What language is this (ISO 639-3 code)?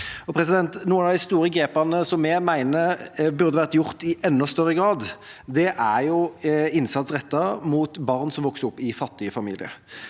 nor